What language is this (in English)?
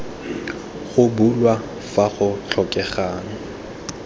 Tswana